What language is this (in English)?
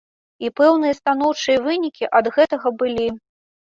Belarusian